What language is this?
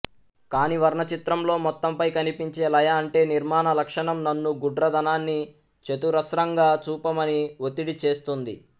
Telugu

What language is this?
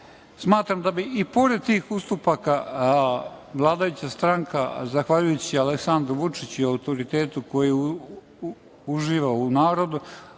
Serbian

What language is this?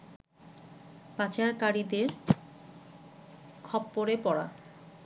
Bangla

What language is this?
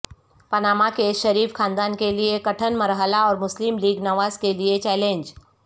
Urdu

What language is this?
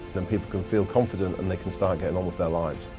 English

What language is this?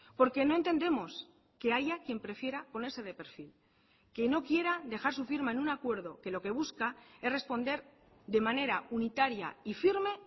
Spanish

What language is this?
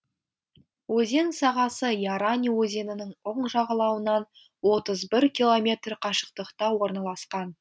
Kazakh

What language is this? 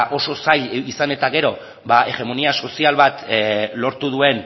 Basque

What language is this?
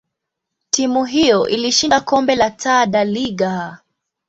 Swahili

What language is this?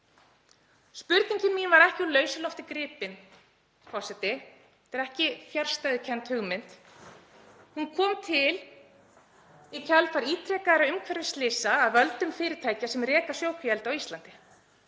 Icelandic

